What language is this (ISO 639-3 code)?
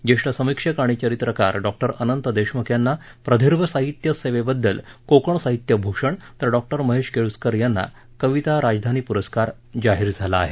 mar